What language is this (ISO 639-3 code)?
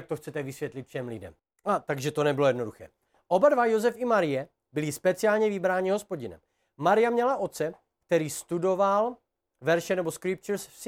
ces